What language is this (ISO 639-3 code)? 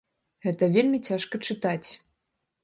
bel